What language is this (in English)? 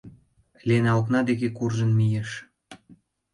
Mari